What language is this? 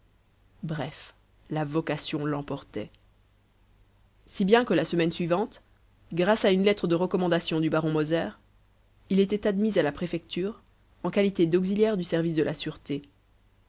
French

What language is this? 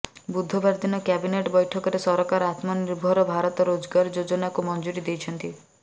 Odia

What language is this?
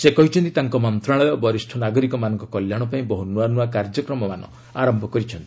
Odia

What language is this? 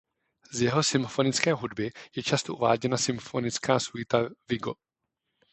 Czech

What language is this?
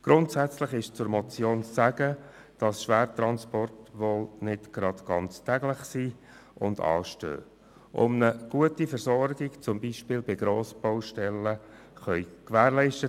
Swiss German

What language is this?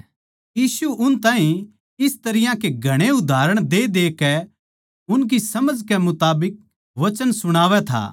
Haryanvi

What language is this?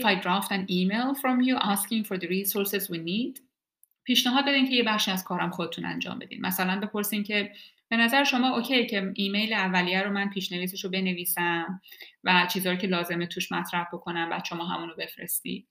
Persian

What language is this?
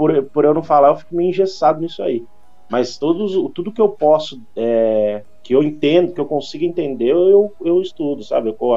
Portuguese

